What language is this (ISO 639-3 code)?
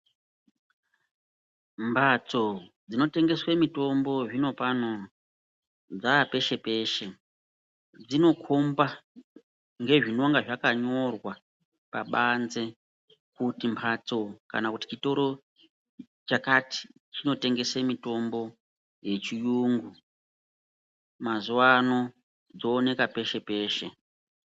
ndc